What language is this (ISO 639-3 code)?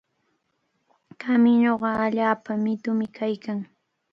qvl